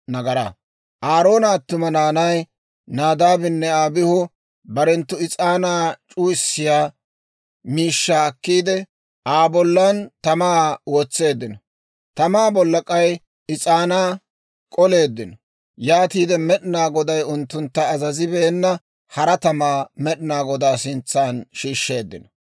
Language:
Dawro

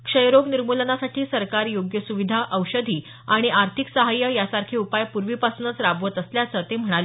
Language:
Marathi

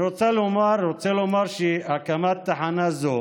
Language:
Hebrew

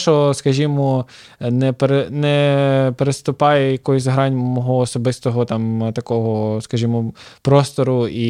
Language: Ukrainian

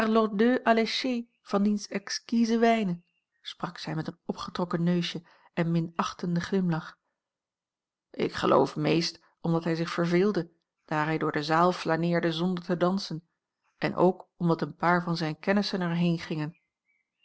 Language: Dutch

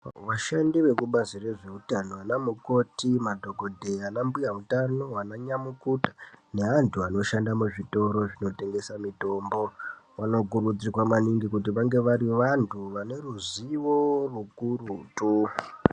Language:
Ndau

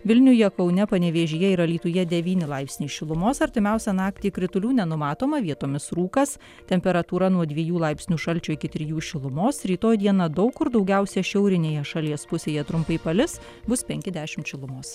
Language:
Lithuanian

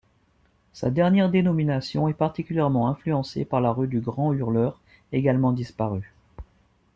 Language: French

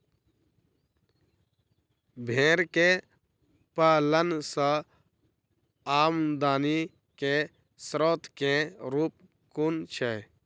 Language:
Maithili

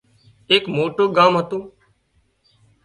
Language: Wadiyara Koli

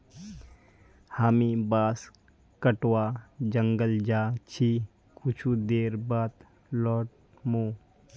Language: Magahi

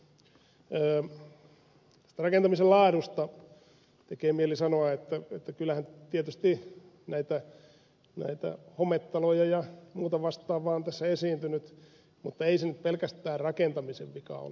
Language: Finnish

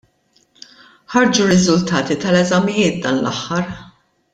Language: Maltese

